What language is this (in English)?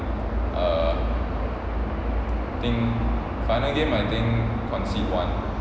English